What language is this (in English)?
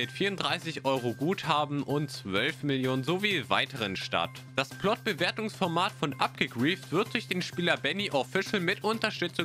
German